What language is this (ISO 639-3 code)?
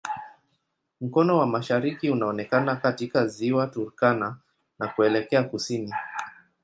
swa